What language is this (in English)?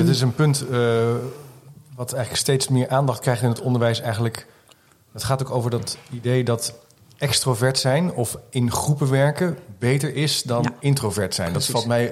Dutch